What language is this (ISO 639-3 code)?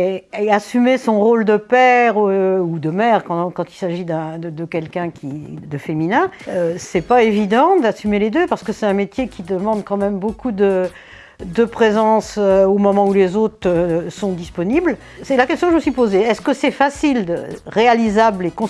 fra